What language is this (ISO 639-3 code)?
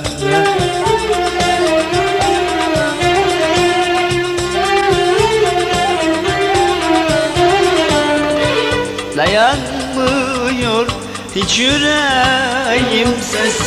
tur